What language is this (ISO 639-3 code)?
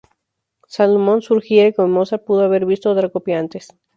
spa